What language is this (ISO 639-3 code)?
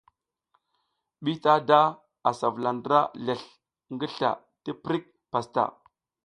giz